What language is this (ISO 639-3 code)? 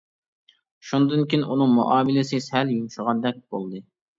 uig